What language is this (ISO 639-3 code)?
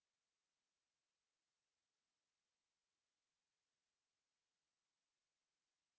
hin